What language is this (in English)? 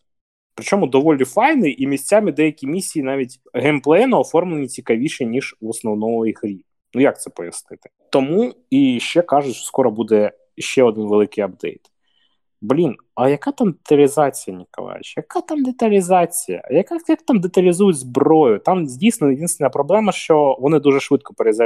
Ukrainian